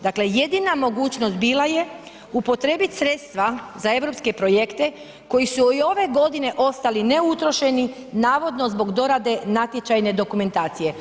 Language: Croatian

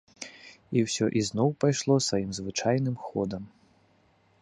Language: Belarusian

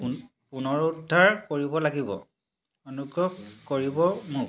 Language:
Assamese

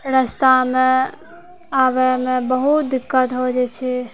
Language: Maithili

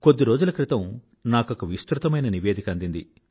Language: Telugu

